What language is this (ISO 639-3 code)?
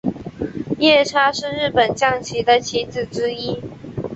zho